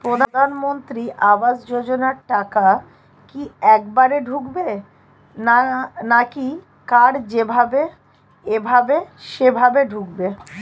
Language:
Bangla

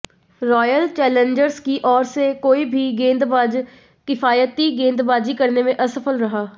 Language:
Hindi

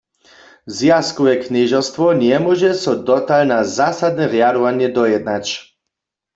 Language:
Upper Sorbian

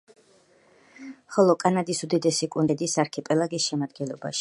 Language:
Georgian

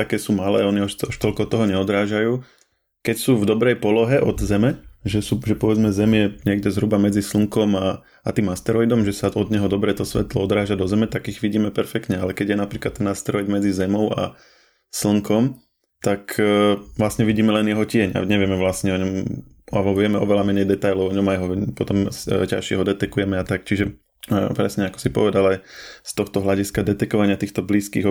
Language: Slovak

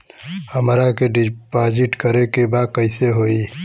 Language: Bhojpuri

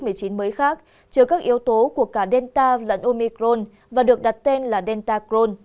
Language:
Vietnamese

